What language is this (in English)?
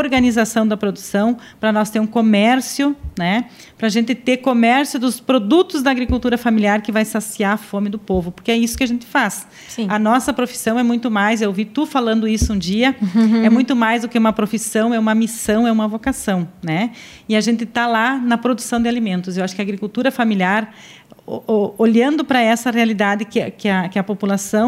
Portuguese